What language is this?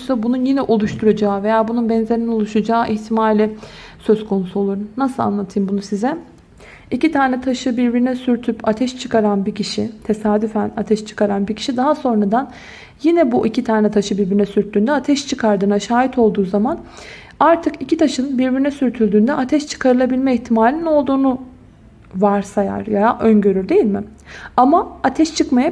Turkish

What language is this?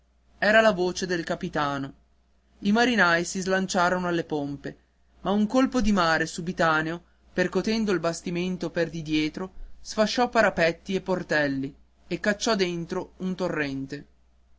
Italian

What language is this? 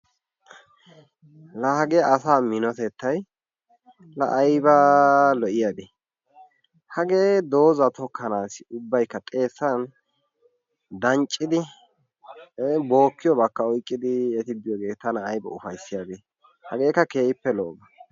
Wolaytta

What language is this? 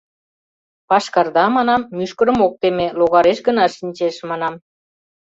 Mari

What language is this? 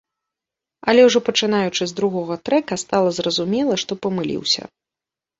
Belarusian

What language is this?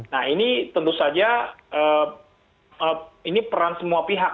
Indonesian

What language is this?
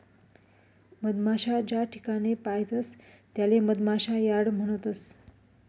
Marathi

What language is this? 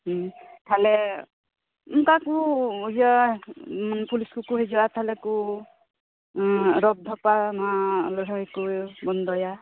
Santali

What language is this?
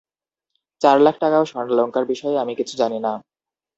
Bangla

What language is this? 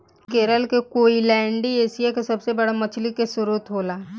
Bhojpuri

